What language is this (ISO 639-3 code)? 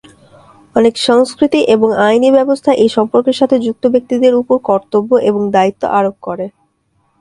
ben